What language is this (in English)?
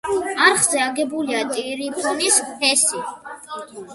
Georgian